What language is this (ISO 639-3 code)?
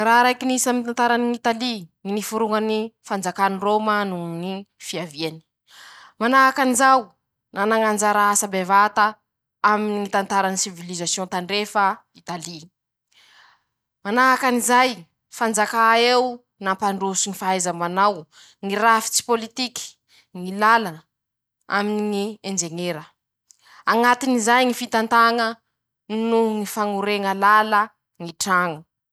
msh